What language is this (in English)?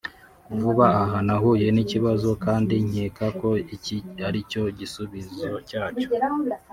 Kinyarwanda